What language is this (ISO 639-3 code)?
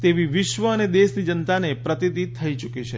guj